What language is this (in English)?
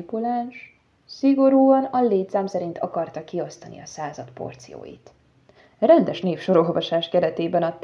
Hungarian